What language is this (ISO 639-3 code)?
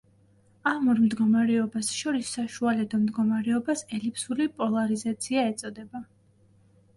kat